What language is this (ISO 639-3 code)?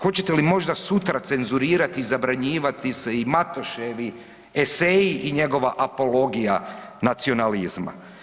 hrv